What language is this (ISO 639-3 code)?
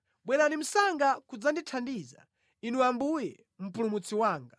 nya